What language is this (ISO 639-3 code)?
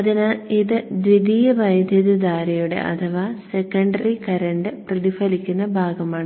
mal